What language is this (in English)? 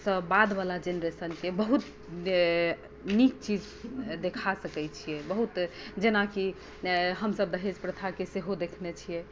Maithili